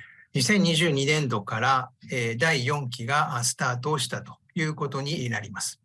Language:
Japanese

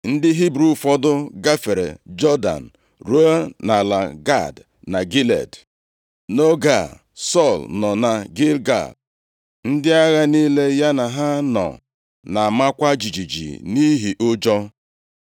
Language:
Igbo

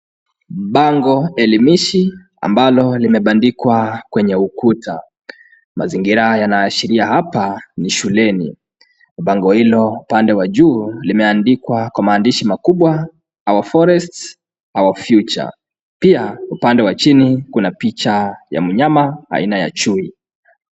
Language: Swahili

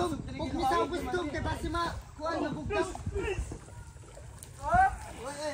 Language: Filipino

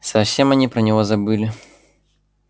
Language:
Russian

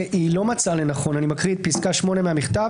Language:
Hebrew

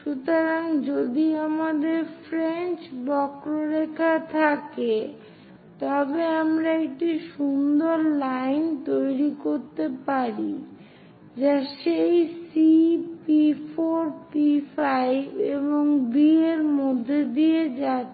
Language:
Bangla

